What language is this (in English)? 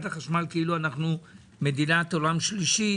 Hebrew